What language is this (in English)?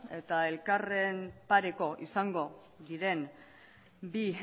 Basque